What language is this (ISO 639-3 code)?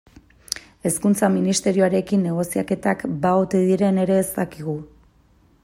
eus